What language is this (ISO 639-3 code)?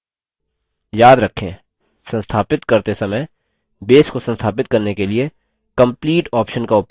hin